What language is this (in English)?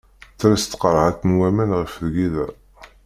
Kabyle